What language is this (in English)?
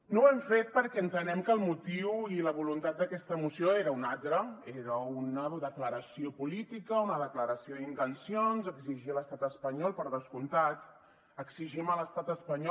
Catalan